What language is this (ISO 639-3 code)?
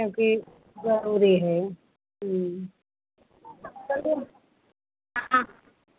hin